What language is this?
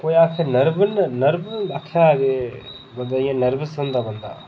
Dogri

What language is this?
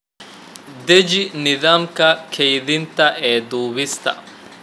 Somali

